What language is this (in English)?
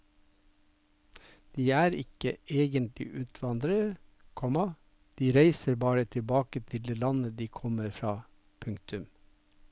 Norwegian